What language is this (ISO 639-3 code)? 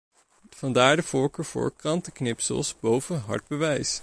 nld